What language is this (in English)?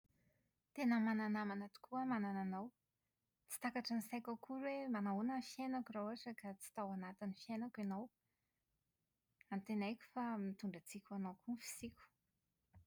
Malagasy